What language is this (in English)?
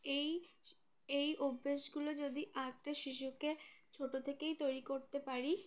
Bangla